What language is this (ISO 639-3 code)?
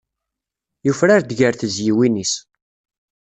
kab